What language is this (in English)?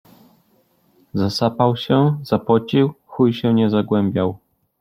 Polish